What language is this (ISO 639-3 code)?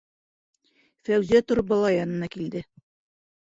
bak